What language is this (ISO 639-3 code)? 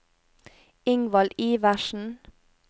nor